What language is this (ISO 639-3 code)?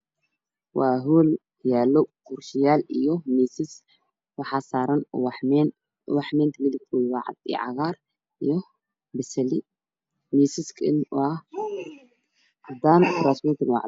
som